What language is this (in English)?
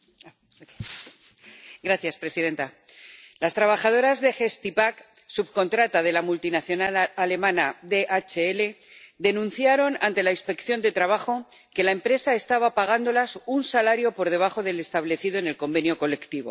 Spanish